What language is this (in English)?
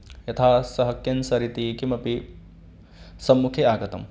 Sanskrit